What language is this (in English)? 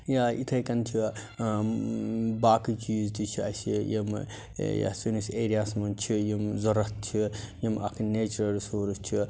Kashmiri